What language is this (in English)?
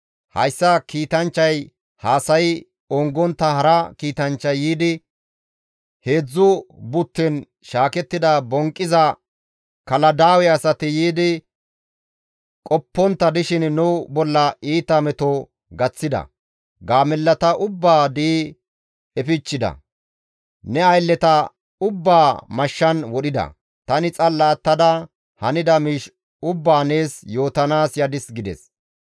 Gamo